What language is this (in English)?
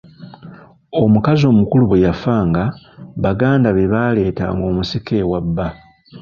Ganda